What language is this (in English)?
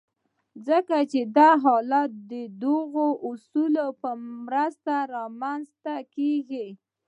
Pashto